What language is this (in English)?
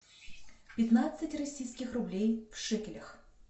Russian